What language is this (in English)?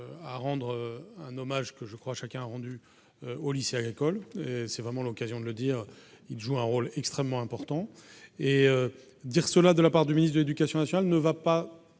French